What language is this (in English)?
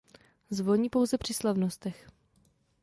Czech